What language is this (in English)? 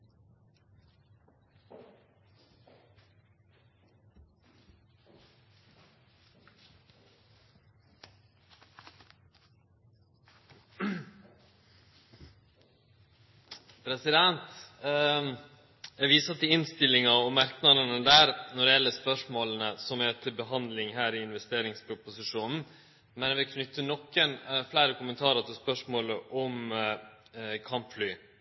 Norwegian